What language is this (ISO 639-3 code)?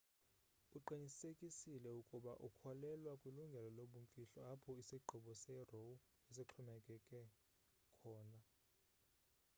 xho